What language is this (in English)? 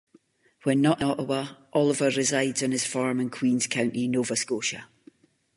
English